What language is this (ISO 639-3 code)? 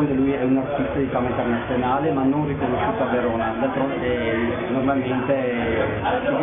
ita